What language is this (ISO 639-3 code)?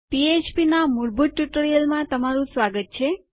guj